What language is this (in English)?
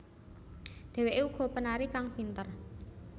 Javanese